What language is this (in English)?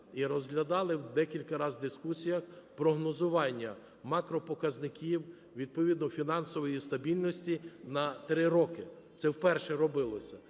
Ukrainian